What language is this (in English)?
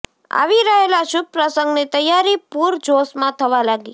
Gujarati